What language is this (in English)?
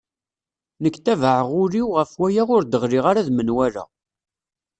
Kabyle